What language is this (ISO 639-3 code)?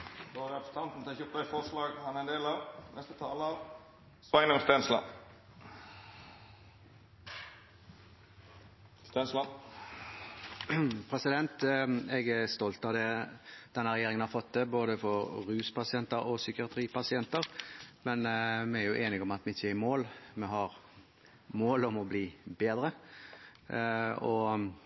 nor